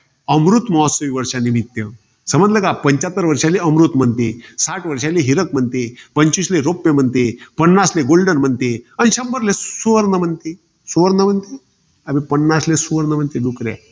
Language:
Marathi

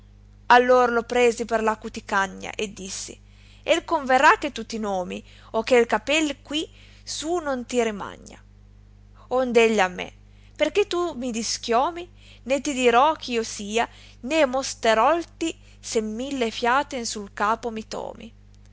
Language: Italian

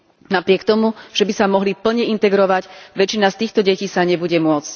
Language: Slovak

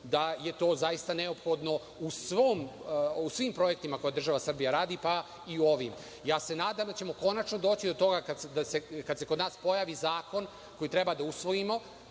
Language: Serbian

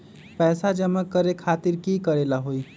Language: Magahi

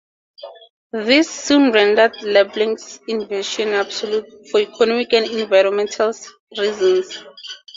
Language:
English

